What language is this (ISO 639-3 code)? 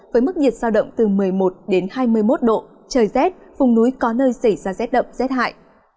vie